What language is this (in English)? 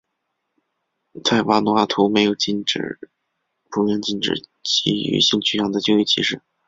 Chinese